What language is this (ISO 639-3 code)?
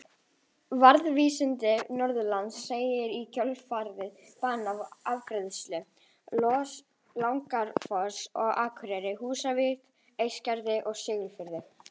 isl